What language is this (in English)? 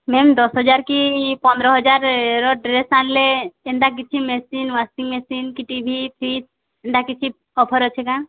Odia